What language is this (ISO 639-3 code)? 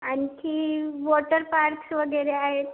mar